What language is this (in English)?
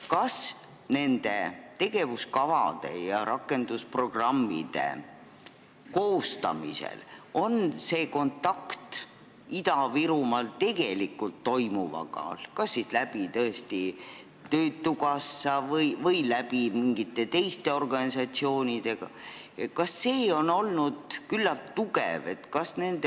Estonian